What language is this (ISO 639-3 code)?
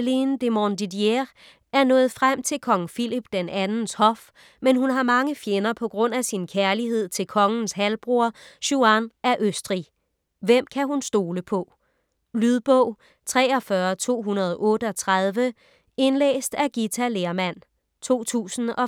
dan